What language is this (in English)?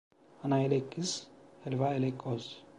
Turkish